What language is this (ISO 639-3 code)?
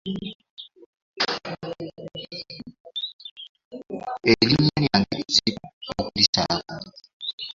lug